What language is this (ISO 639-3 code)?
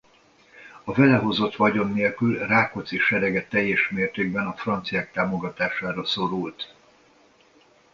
hun